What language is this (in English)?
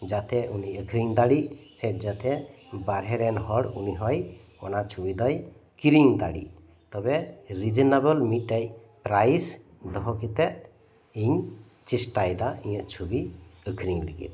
Santali